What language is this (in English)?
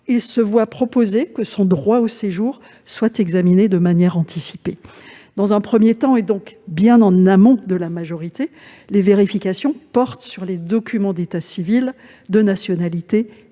French